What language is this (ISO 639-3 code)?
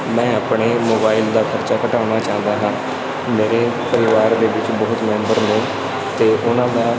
pan